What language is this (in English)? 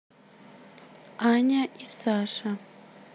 Russian